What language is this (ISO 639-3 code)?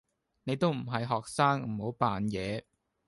yue